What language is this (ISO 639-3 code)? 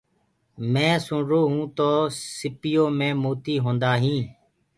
ggg